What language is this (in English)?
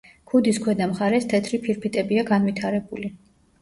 Georgian